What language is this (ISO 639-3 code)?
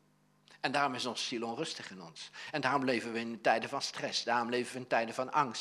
nld